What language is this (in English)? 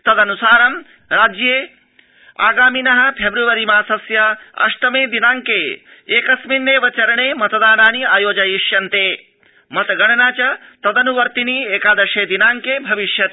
Sanskrit